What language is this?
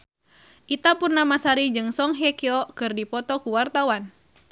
Sundanese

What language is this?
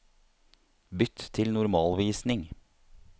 Norwegian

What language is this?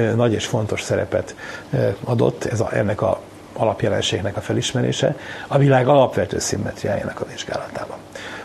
Hungarian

